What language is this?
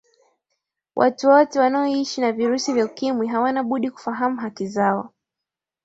Swahili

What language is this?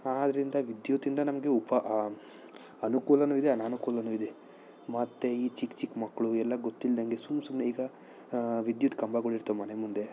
Kannada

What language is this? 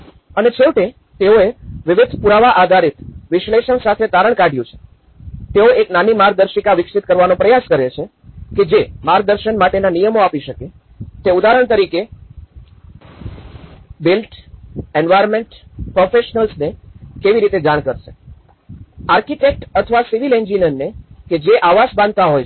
Gujarati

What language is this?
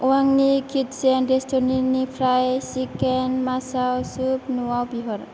Bodo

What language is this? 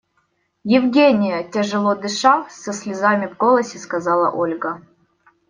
Russian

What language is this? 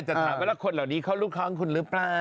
Thai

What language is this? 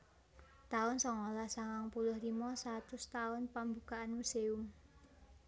Javanese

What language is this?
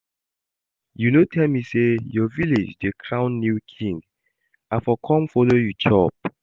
Nigerian Pidgin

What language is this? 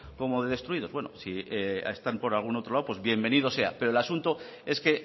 Spanish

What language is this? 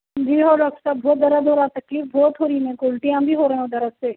Urdu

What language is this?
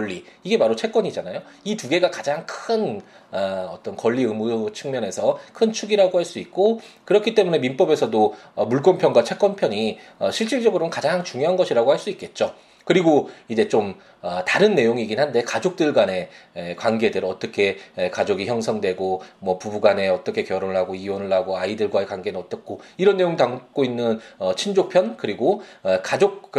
Korean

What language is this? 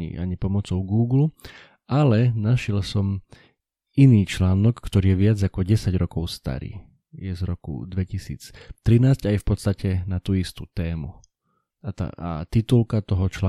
Slovak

